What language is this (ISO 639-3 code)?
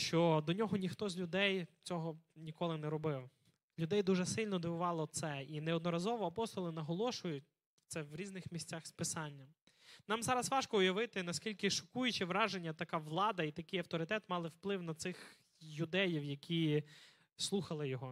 ukr